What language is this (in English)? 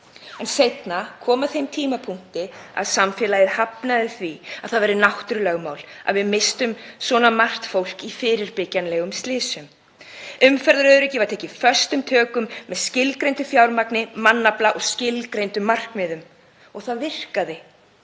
Icelandic